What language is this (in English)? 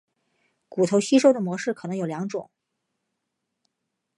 Chinese